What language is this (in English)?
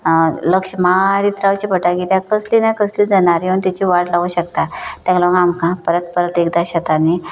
Konkani